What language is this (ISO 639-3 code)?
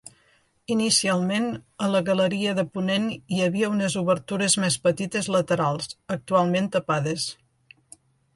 cat